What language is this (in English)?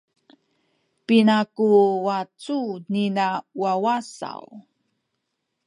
Sakizaya